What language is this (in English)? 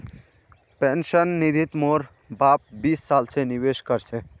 Magahi